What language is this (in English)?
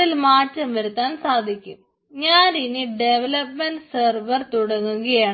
Malayalam